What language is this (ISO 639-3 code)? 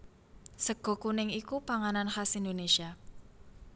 jav